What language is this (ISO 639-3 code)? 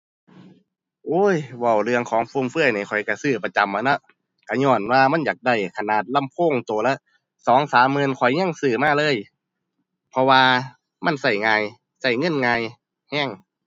tha